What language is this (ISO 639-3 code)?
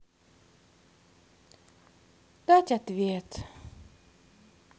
rus